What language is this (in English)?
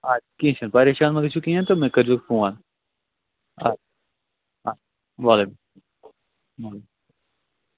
Kashmiri